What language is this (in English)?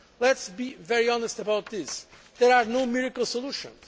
English